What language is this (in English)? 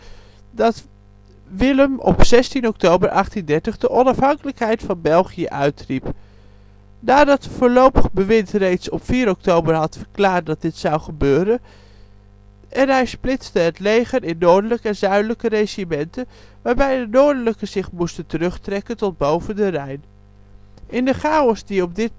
Dutch